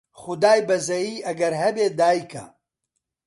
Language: Central Kurdish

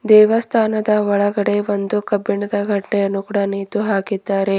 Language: Kannada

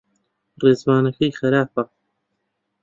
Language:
Central Kurdish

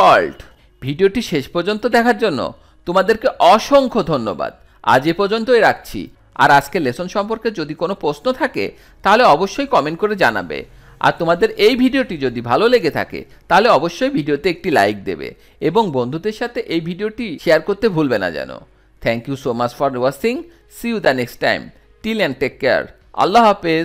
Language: Hindi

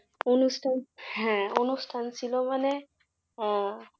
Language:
Bangla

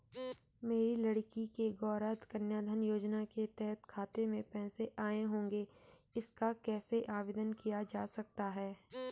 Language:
Hindi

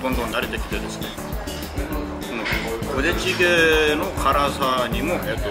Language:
Japanese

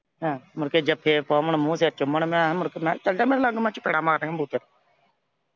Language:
Punjabi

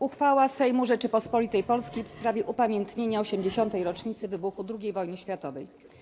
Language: Polish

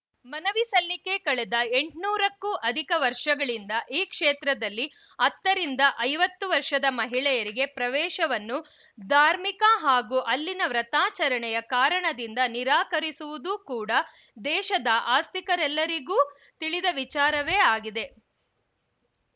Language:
Kannada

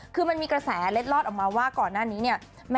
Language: Thai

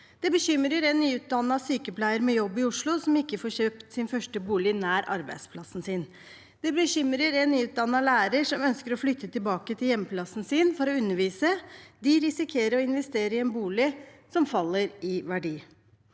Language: Norwegian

